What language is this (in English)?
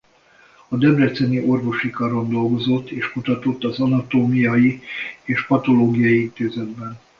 Hungarian